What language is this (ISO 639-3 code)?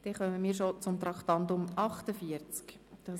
gsw